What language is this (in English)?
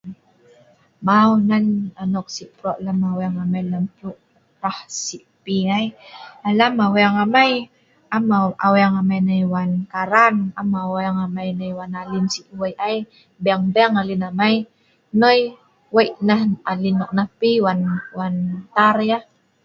Sa'ban